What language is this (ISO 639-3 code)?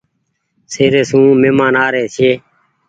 gig